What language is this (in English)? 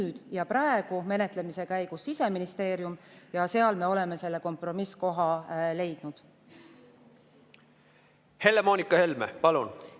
Estonian